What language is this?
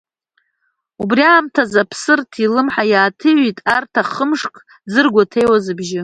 Abkhazian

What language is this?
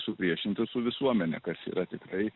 Lithuanian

